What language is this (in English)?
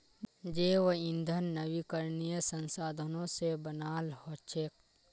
Magahi